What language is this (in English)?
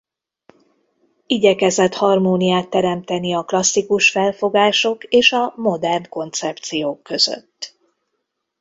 Hungarian